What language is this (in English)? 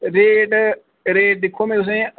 Dogri